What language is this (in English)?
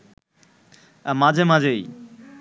Bangla